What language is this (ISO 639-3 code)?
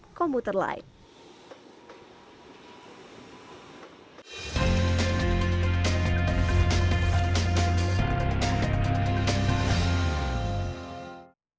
ind